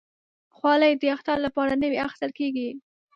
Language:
Pashto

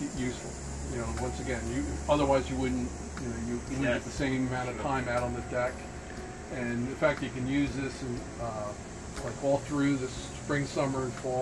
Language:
English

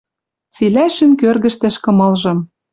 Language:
Western Mari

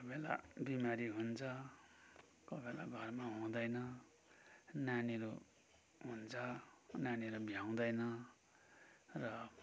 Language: Nepali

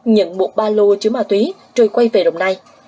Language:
Vietnamese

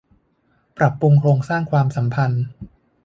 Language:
Thai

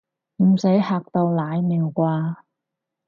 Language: Cantonese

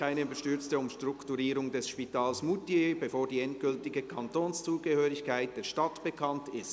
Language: Swiss German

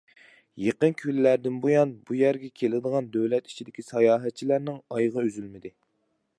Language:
Uyghur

